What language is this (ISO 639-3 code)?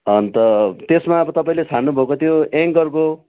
nep